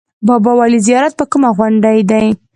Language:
Pashto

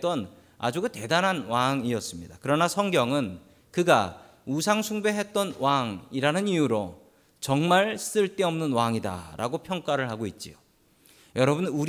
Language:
Korean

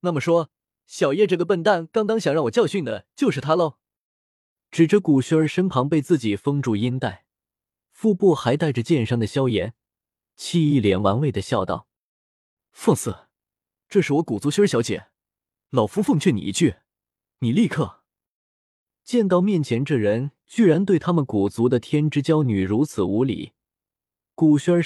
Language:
Chinese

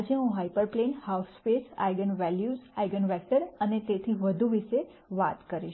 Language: Gujarati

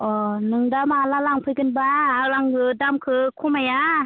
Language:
Bodo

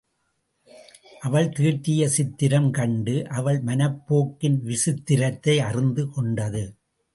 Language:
Tamil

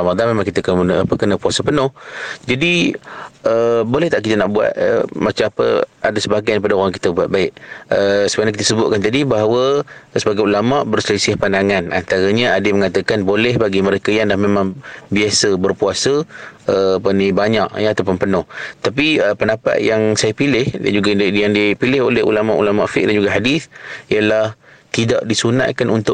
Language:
Malay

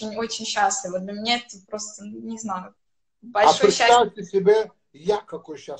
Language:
Russian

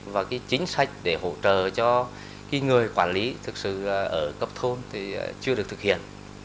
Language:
Vietnamese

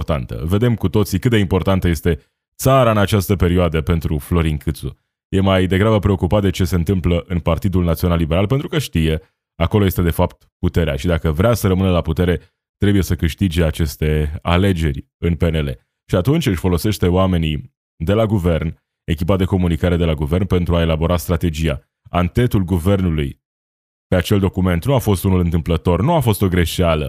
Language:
Romanian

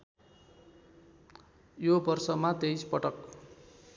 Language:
Nepali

